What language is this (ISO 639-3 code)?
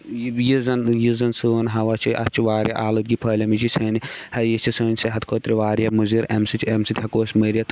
kas